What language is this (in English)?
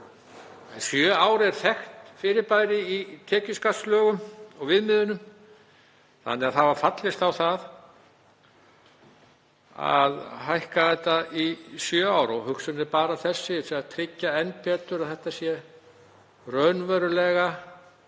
Icelandic